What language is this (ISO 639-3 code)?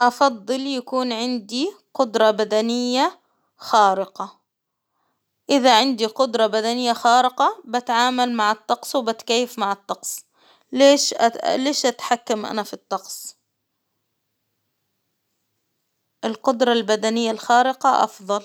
acw